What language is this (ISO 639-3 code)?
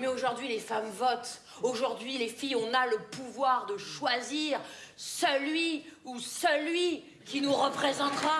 fra